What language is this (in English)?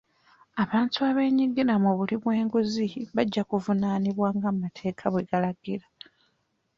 Ganda